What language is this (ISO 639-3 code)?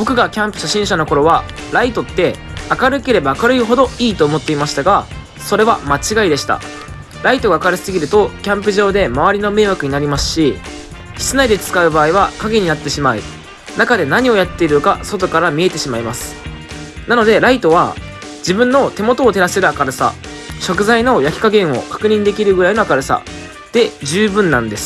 jpn